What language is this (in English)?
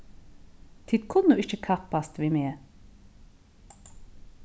Faroese